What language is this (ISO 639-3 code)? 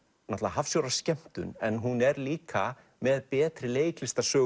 isl